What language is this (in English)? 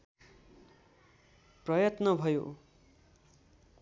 Nepali